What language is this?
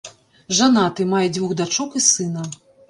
Belarusian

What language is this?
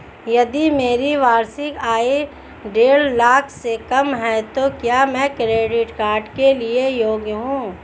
Hindi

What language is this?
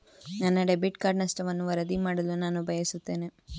Kannada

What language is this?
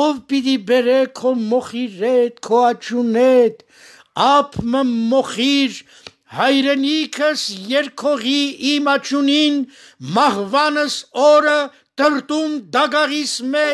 Turkish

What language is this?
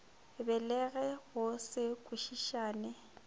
Northern Sotho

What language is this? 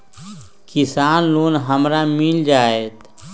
Magahi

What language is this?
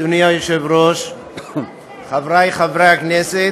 Hebrew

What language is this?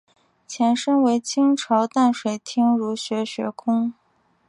Chinese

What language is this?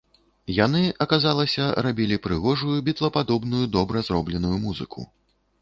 Belarusian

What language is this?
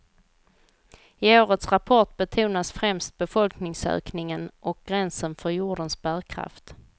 Swedish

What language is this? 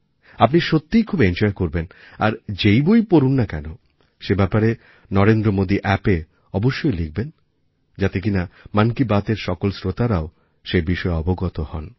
Bangla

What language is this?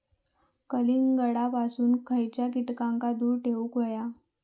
Marathi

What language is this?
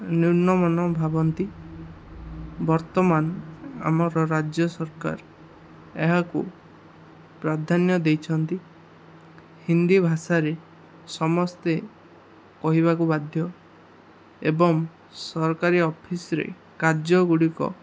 Odia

